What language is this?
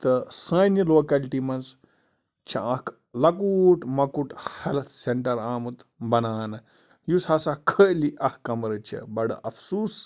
Kashmiri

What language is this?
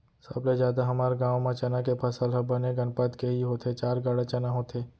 Chhattisgarhi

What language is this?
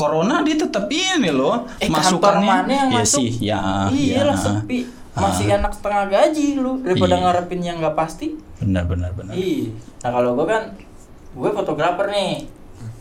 Indonesian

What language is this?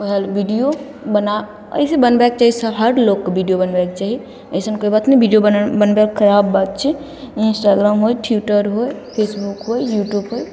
Maithili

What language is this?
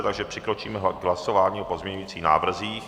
Czech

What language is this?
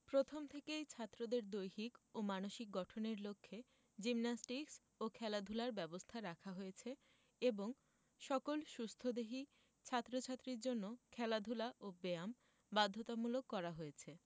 Bangla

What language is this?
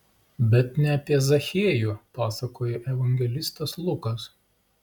Lithuanian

